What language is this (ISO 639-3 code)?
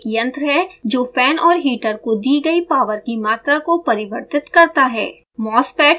hin